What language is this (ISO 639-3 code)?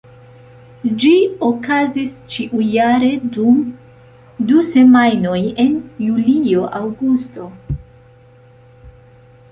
epo